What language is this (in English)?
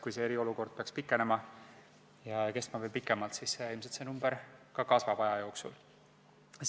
Estonian